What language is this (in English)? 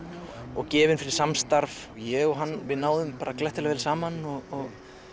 Icelandic